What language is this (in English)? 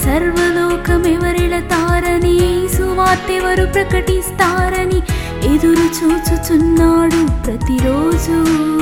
Telugu